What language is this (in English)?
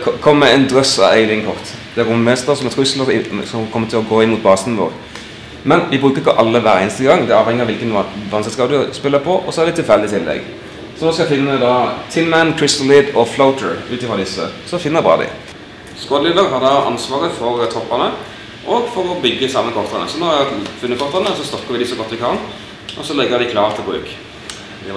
Norwegian